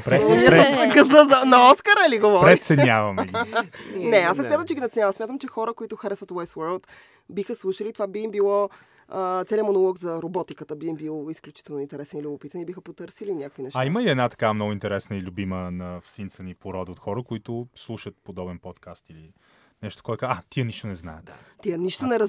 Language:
Bulgarian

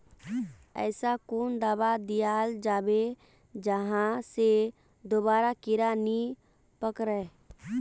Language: Magahi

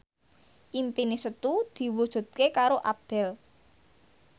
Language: Javanese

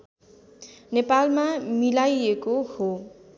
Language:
Nepali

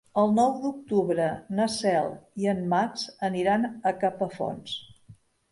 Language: Catalan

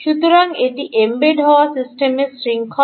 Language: Bangla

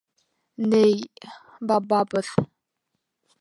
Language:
Bashkir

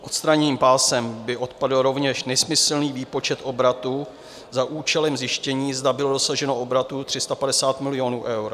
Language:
Czech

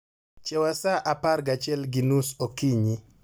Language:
Luo (Kenya and Tanzania)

